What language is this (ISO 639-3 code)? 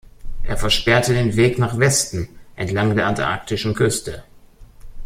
deu